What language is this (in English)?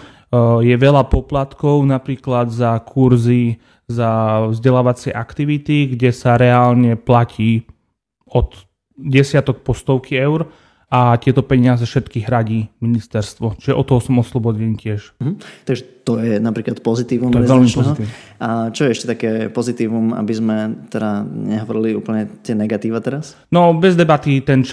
Slovak